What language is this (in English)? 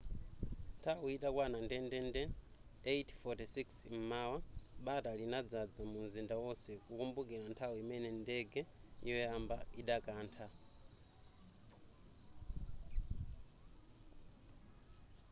Nyanja